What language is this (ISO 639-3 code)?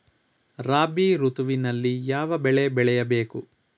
kan